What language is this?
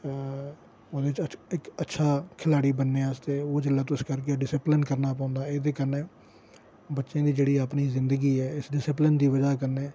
Dogri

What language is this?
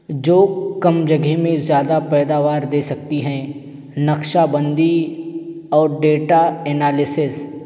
Urdu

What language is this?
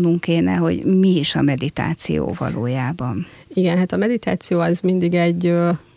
Hungarian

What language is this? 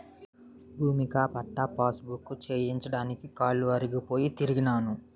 Telugu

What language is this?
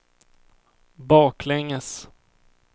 Swedish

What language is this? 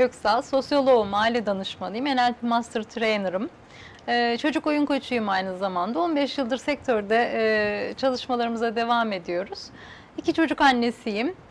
Turkish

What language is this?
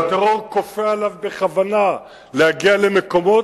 Hebrew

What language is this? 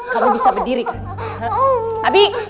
Indonesian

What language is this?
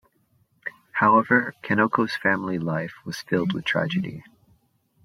English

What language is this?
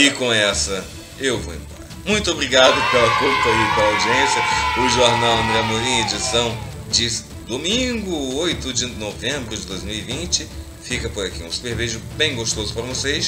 Portuguese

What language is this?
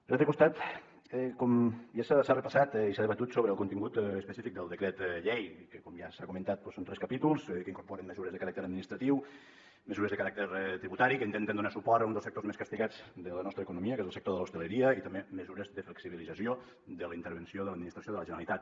Catalan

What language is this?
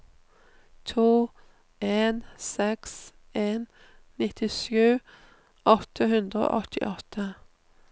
Norwegian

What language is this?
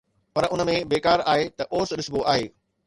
Sindhi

